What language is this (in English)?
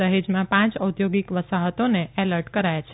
Gujarati